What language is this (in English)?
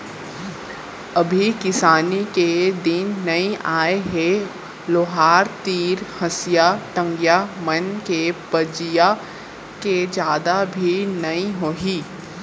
Chhattisgarhi